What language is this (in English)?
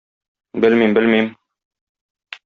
Tatar